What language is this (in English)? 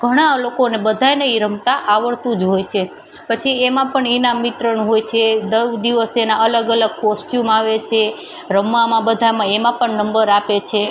Gujarati